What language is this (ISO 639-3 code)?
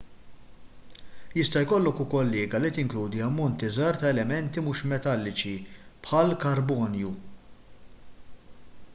mlt